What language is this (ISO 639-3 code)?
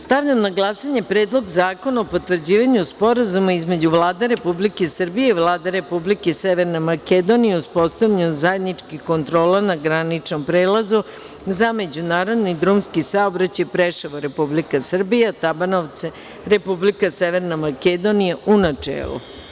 srp